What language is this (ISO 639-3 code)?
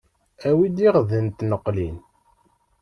kab